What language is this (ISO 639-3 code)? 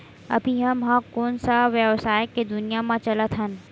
hne